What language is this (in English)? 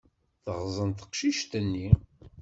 Kabyle